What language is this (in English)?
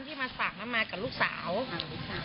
Thai